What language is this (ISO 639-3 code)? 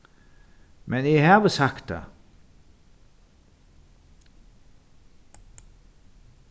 fao